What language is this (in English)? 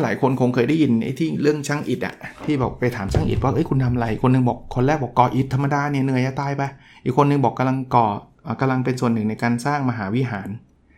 Thai